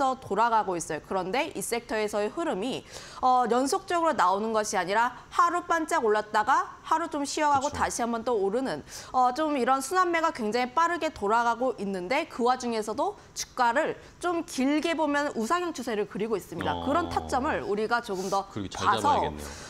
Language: Korean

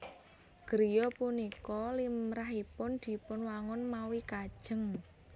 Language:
Javanese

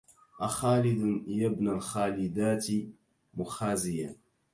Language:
Arabic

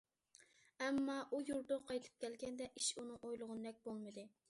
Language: Uyghur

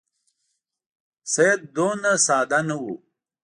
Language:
Pashto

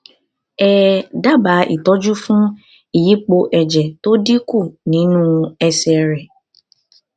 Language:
Yoruba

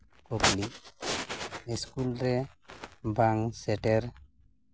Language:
Santali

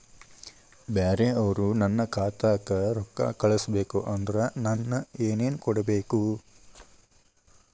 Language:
Kannada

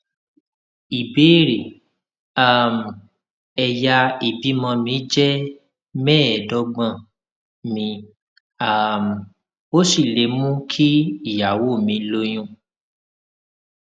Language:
Yoruba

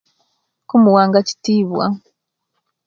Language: Kenyi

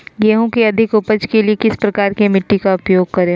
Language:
Magahi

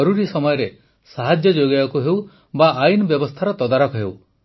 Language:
Odia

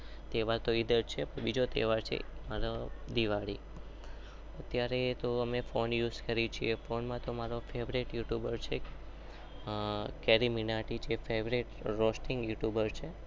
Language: Gujarati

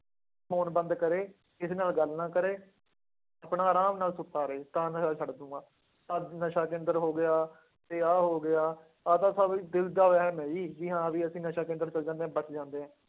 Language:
Punjabi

